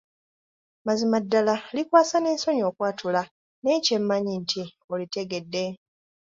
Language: Ganda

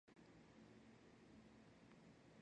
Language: Georgian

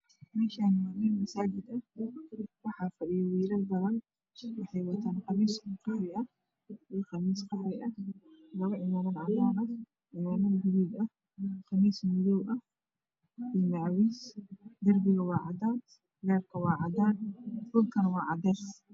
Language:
Somali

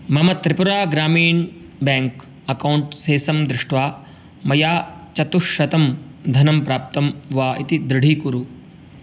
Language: Sanskrit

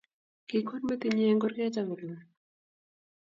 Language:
Kalenjin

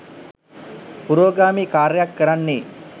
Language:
Sinhala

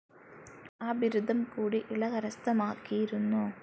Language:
Malayalam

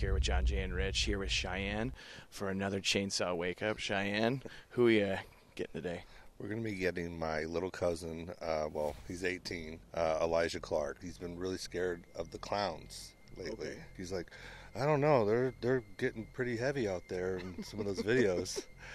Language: English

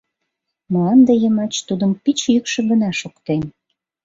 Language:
Mari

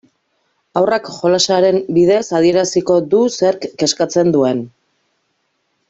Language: Basque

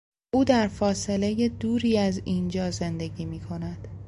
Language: Persian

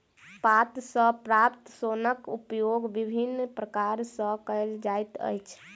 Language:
Maithili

